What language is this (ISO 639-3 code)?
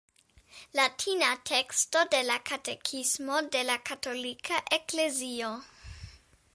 epo